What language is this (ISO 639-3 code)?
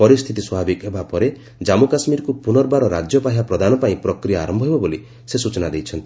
ori